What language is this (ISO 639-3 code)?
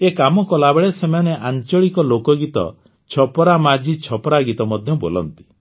ori